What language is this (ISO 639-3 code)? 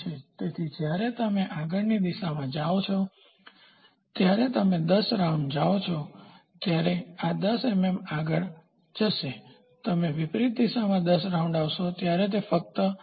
guj